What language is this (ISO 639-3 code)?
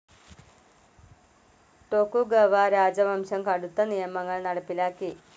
mal